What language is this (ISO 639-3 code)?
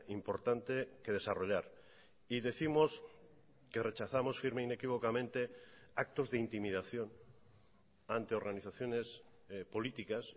spa